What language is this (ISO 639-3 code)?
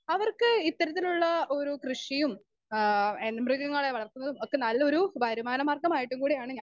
mal